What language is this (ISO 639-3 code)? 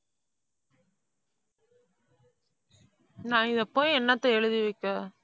tam